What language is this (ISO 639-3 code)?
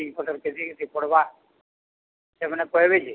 ori